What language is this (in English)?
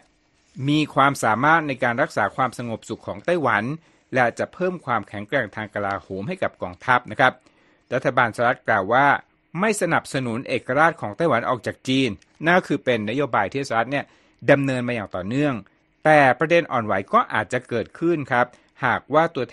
Thai